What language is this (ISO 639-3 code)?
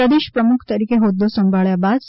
guj